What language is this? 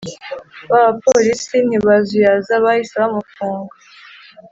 Kinyarwanda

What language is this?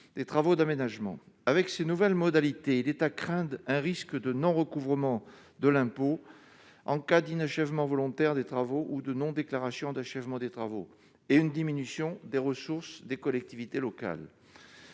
French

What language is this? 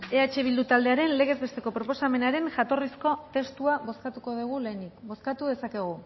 Basque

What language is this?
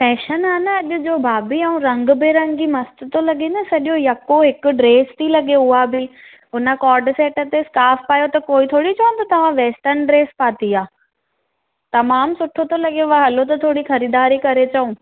Sindhi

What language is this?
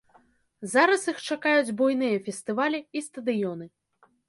Belarusian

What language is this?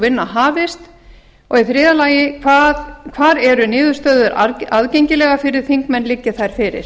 Icelandic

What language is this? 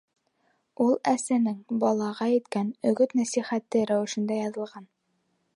Bashkir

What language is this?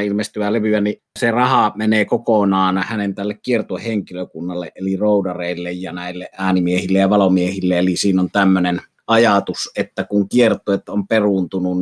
Finnish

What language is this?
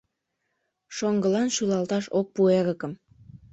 Mari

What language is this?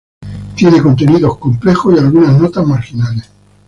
Spanish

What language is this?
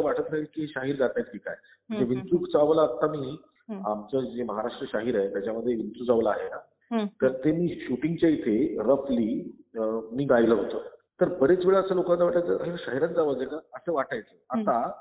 Marathi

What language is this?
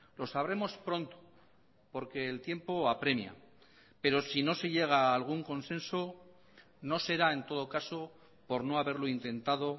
Spanish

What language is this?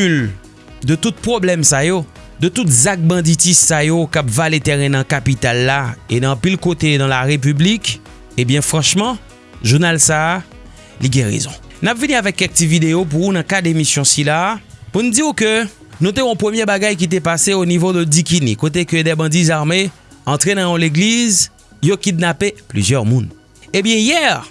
French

